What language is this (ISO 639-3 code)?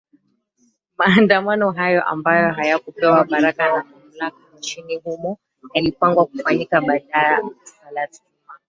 swa